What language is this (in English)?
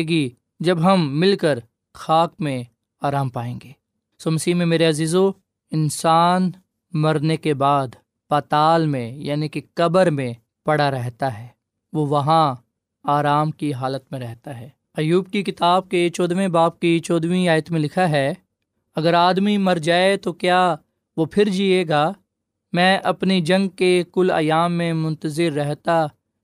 Urdu